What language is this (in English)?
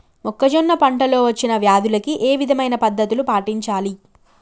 Telugu